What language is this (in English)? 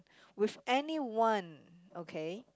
English